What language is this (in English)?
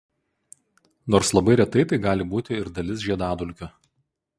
Lithuanian